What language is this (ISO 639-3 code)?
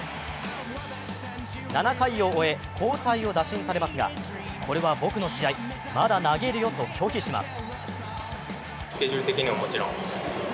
jpn